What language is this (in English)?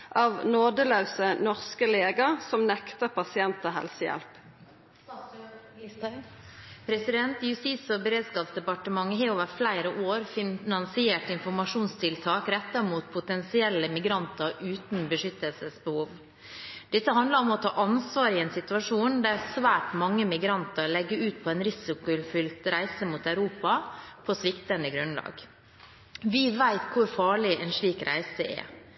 Norwegian